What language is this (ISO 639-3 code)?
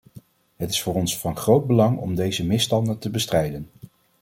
nld